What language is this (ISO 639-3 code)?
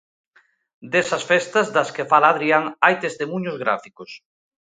glg